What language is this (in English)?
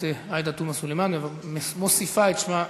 Hebrew